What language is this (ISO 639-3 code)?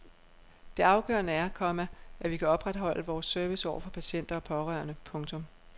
dan